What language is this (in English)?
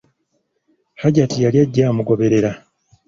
Ganda